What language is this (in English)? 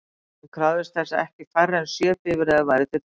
Icelandic